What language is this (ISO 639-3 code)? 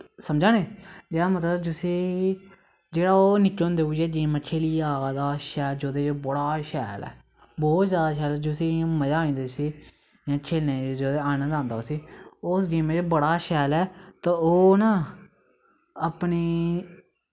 doi